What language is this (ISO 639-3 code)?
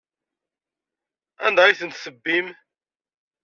kab